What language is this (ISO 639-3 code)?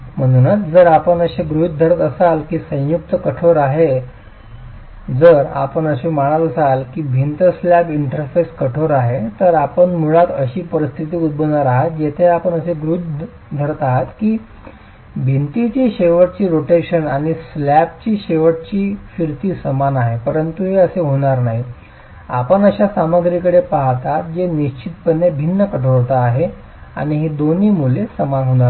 mar